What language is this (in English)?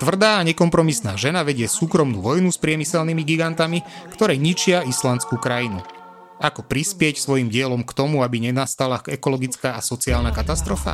Slovak